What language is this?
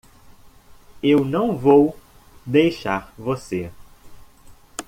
Portuguese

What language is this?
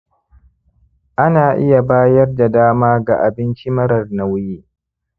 Hausa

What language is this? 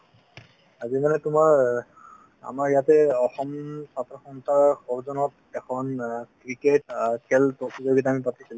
Assamese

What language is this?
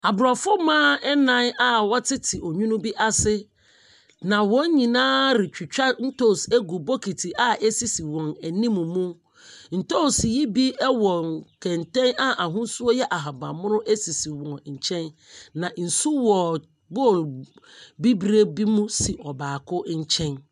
Akan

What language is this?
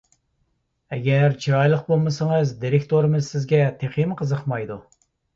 Uyghur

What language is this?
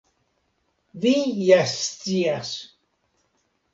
Esperanto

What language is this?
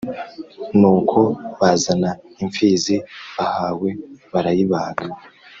Kinyarwanda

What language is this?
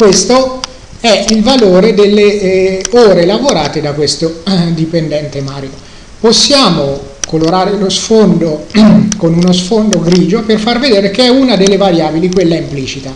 Italian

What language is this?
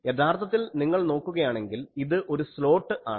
Malayalam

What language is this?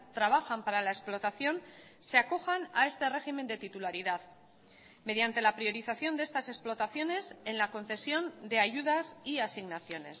Spanish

